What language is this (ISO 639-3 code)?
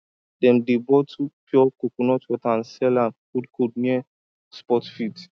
pcm